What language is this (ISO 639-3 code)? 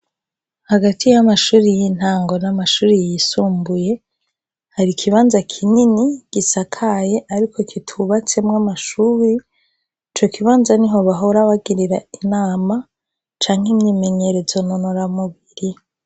run